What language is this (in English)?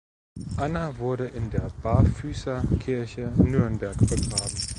German